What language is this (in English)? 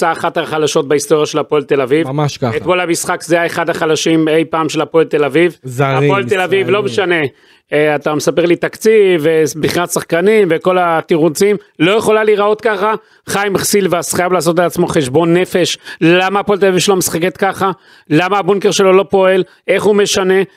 Hebrew